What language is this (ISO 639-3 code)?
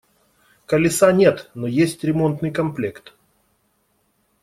rus